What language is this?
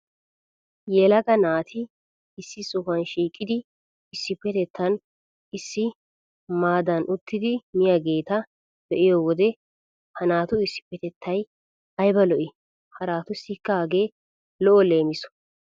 Wolaytta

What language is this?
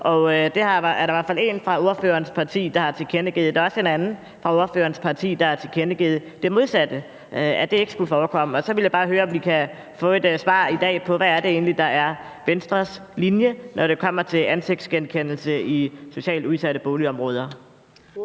Danish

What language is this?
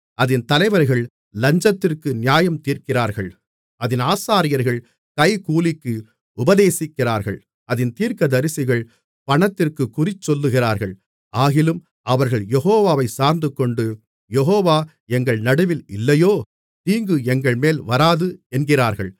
Tamil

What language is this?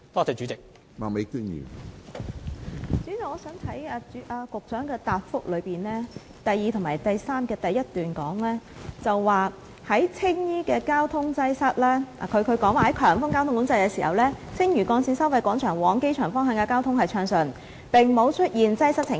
Cantonese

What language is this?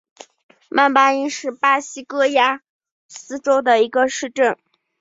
Chinese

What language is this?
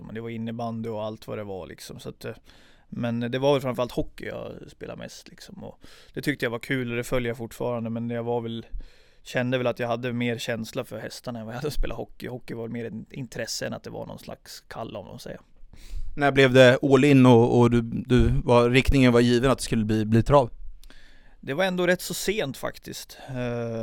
Swedish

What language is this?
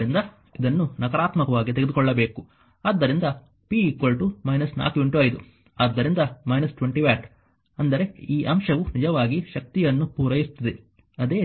Kannada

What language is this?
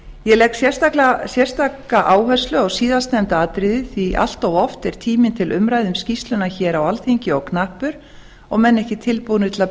Icelandic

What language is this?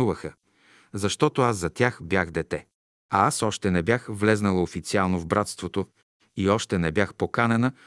Bulgarian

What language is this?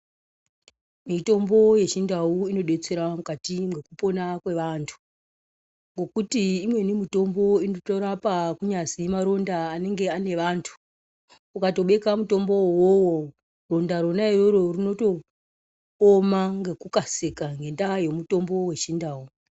Ndau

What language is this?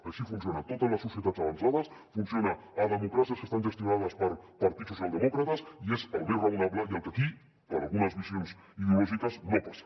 Catalan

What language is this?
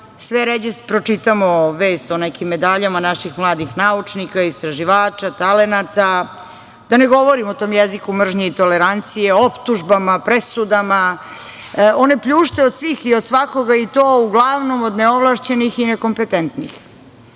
Serbian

